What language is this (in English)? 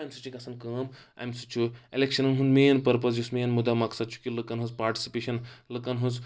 Kashmiri